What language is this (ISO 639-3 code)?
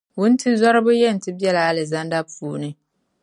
dag